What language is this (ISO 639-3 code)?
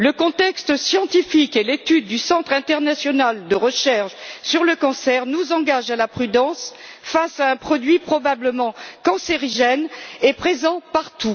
fra